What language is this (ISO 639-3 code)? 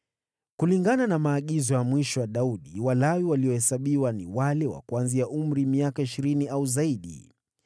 swa